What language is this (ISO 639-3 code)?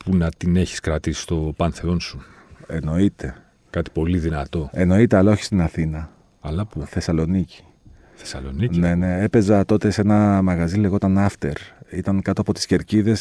ell